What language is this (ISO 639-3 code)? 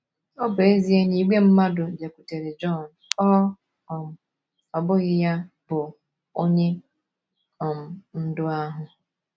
ibo